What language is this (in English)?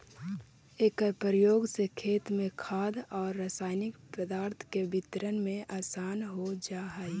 Magahi